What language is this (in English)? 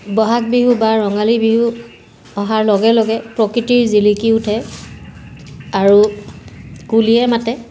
Assamese